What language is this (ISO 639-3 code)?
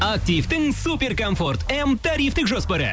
kaz